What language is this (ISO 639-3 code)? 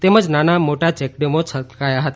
guj